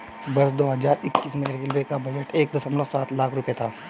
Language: Hindi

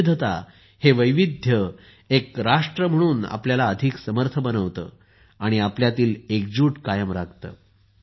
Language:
Marathi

